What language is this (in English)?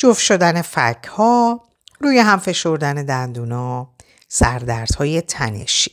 Persian